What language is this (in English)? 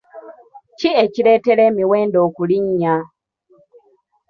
Ganda